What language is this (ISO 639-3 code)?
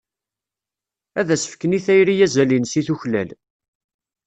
kab